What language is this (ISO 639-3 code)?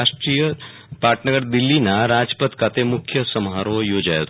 guj